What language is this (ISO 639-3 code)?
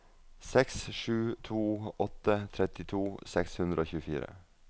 nor